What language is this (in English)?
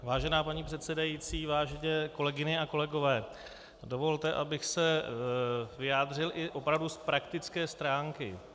Czech